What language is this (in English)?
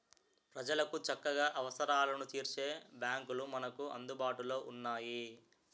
Telugu